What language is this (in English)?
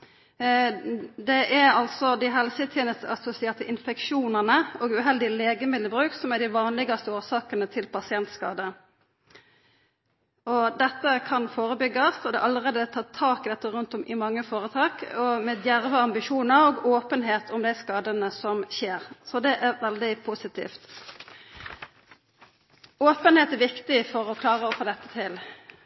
Norwegian Nynorsk